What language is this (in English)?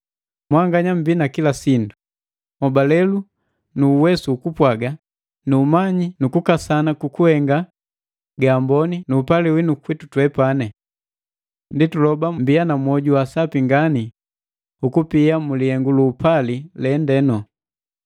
Matengo